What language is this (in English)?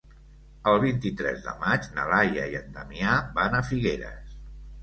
Catalan